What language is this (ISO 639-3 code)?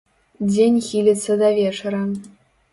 bel